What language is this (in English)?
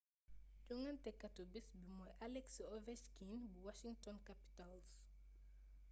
Wolof